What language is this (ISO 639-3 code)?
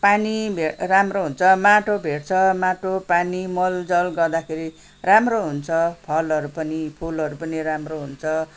nep